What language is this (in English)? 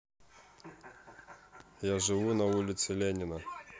Russian